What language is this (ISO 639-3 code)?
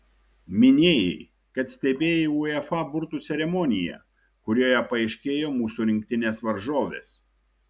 lit